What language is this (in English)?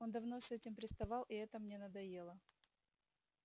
Russian